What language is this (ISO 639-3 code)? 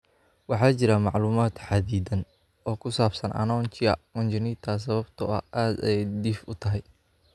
som